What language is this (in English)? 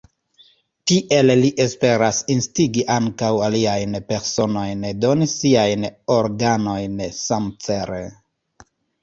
Esperanto